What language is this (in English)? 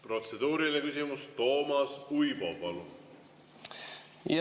Estonian